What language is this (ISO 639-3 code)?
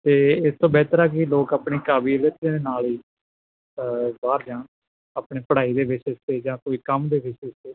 pan